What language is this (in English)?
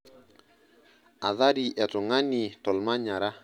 Masai